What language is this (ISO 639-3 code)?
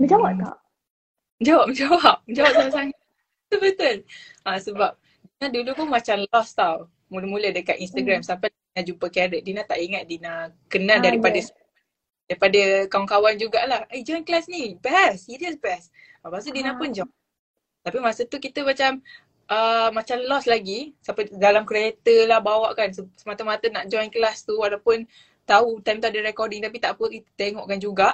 msa